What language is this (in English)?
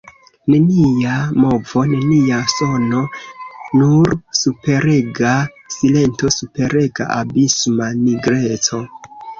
Esperanto